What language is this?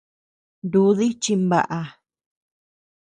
Tepeuxila Cuicatec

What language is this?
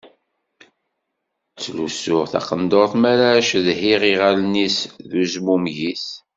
Kabyle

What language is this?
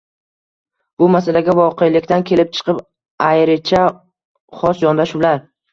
Uzbek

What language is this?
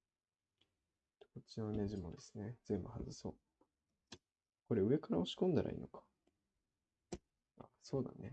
Japanese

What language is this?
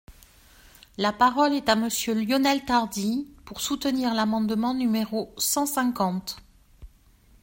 French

